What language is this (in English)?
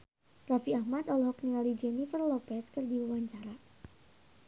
Sundanese